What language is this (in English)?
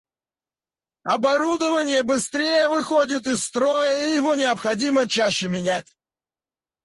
Russian